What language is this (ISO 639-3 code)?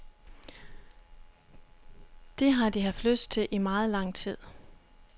dan